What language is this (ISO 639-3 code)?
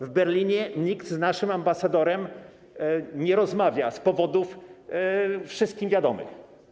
pol